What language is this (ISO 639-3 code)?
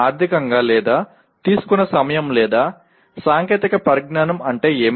tel